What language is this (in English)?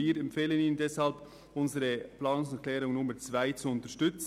Swiss German